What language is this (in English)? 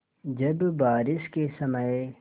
Hindi